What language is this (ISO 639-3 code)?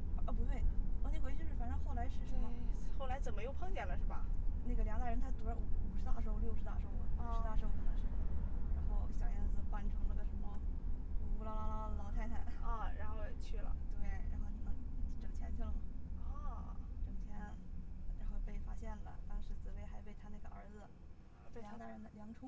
zho